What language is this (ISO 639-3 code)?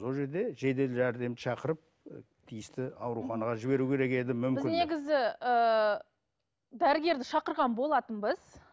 kaz